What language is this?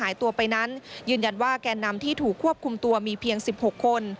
Thai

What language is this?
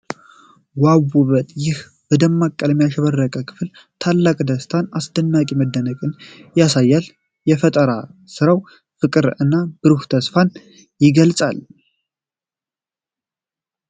Amharic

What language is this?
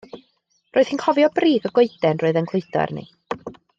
Welsh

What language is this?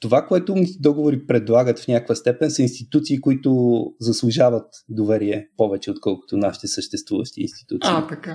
Bulgarian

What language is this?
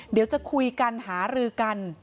Thai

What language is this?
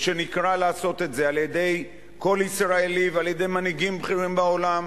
Hebrew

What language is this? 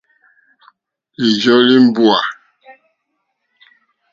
Mokpwe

